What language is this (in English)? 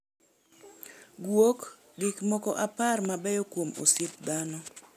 Luo (Kenya and Tanzania)